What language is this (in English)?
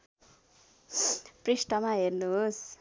Nepali